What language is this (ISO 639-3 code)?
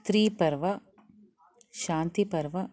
san